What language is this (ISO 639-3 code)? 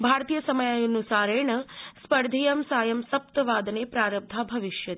san